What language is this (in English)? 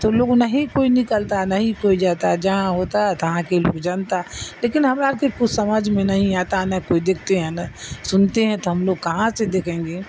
Urdu